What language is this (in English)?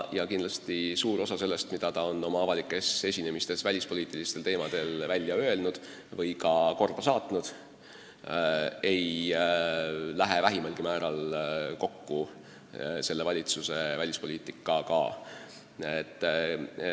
Estonian